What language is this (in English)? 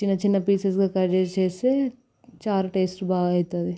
Telugu